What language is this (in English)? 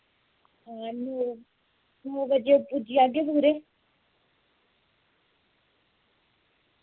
Dogri